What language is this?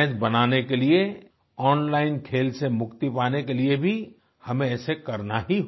Hindi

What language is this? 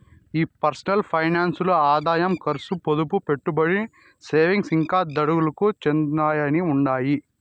Telugu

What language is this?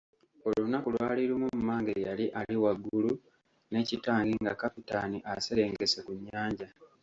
Ganda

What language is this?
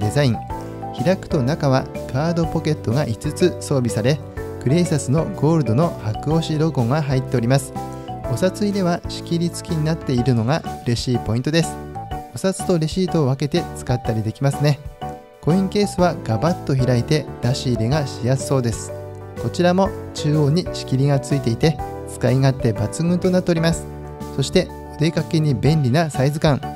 Japanese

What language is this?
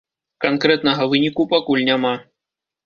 Belarusian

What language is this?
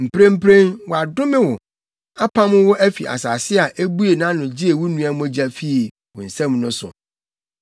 Akan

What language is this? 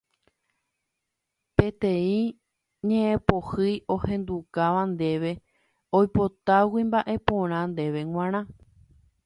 Guarani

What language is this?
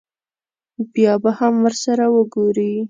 Pashto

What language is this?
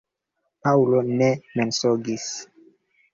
Esperanto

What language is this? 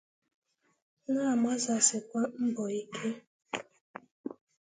Igbo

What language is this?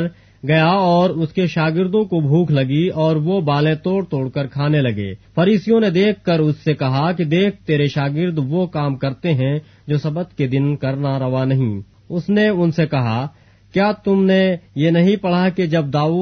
Urdu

